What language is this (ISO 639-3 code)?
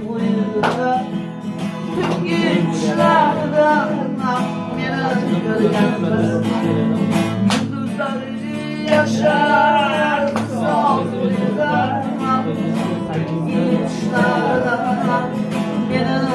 tur